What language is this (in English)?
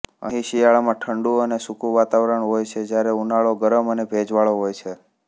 Gujarati